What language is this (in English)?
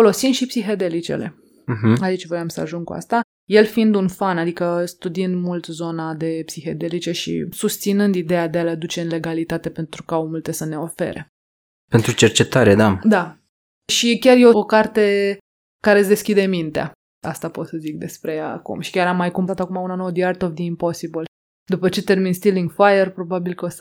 Romanian